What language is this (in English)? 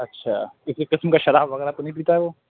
Urdu